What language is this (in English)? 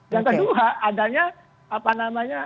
Indonesian